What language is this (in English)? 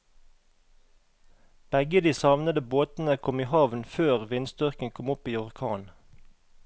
Norwegian